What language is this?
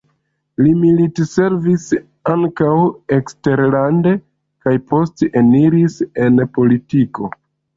Esperanto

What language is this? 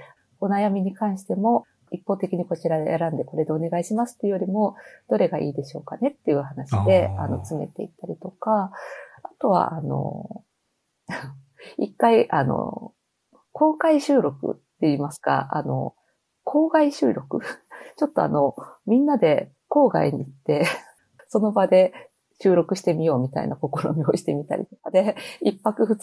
Japanese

